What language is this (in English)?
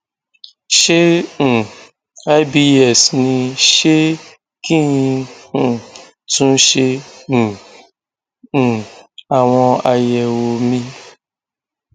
Yoruba